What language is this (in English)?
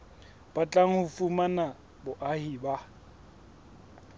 Southern Sotho